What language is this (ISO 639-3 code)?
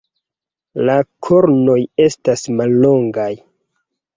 epo